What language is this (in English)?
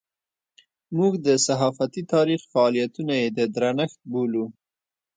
Pashto